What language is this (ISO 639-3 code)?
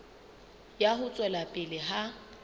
sot